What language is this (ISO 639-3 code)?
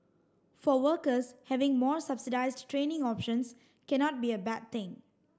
eng